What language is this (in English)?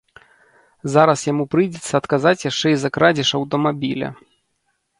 Belarusian